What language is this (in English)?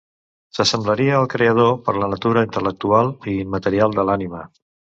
Catalan